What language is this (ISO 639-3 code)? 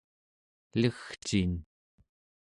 esu